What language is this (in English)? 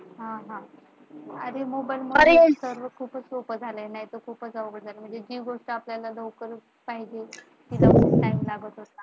Marathi